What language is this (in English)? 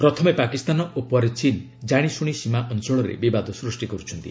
Odia